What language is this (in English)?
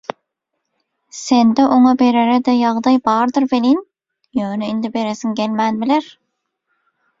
Turkmen